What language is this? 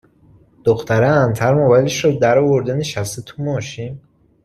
Persian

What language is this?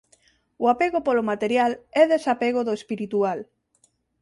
Galician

